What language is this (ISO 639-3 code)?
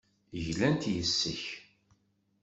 kab